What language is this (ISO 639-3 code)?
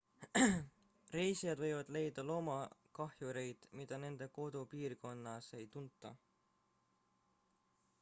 est